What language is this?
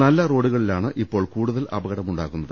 Malayalam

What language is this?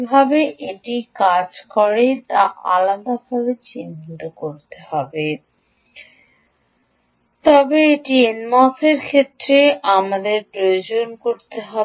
Bangla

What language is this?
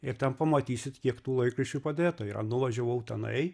Lithuanian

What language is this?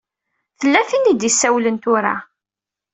Kabyle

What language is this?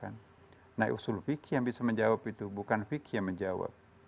Indonesian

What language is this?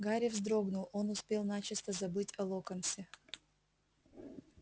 Russian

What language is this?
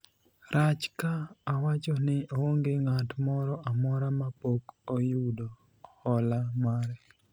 Luo (Kenya and Tanzania)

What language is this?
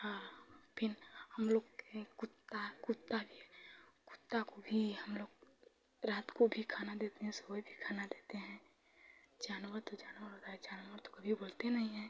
Hindi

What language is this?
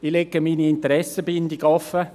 Swiss German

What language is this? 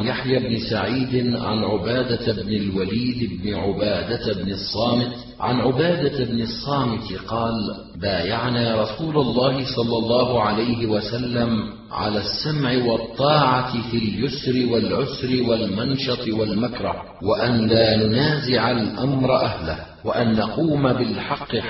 Arabic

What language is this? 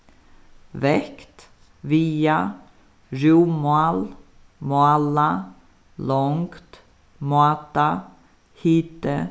Faroese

